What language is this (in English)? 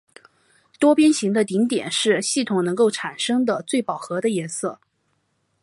Chinese